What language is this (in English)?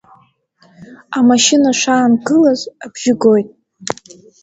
Abkhazian